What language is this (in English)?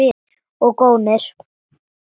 Icelandic